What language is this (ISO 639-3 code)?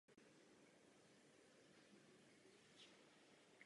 ces